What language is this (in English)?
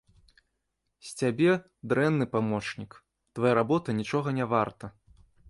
Belarusian